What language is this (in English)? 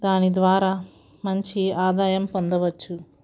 Telugu